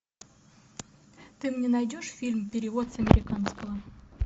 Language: Russian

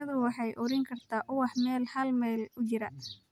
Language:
Somali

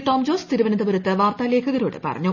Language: Malayalam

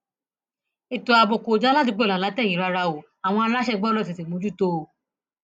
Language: Yoruba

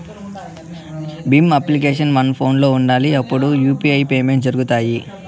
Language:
Telugu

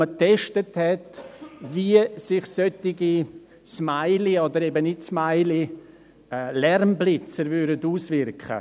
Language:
Swiss German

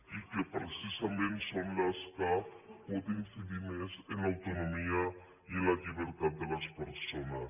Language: Catalan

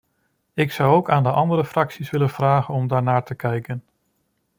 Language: Dutch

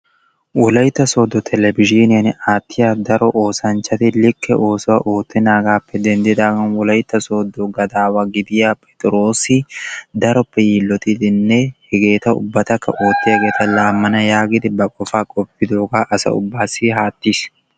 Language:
Wolaytta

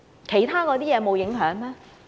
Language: Cantonese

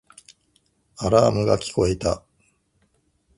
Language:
Japanese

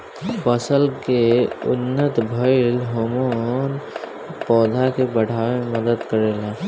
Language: Bhojpuri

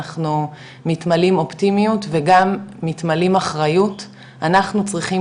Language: Hebrew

